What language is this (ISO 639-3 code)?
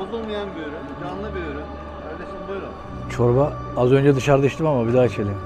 tur